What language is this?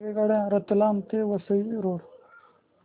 Marathi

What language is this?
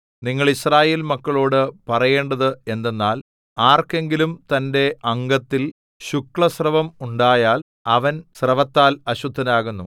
Malayalam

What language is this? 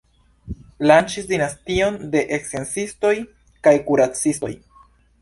Esperanto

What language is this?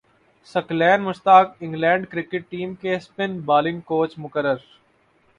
Urdu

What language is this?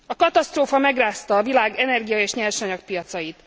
Hungarian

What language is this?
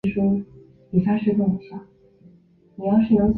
Chinese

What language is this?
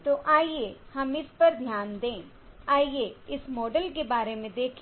Hindi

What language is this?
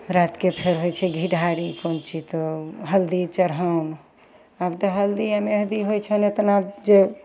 Maithili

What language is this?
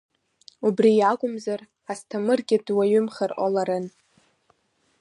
Abkhazian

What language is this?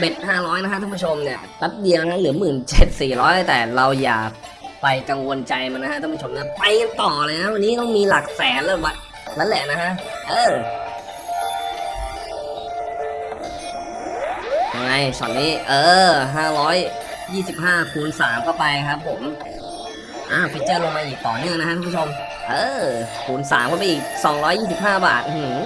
Thai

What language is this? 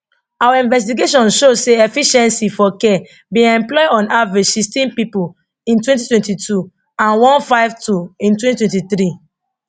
Nigerian Pidgin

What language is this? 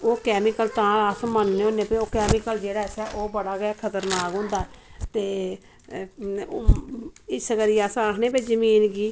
Dogri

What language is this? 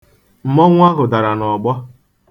Igbo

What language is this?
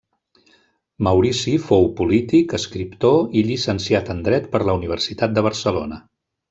Catalan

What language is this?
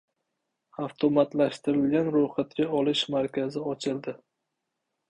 Uzbek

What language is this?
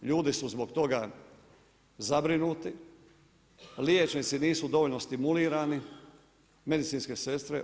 Croatian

